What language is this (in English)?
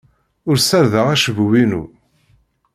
Kabyle